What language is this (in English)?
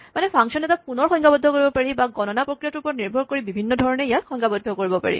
Assamese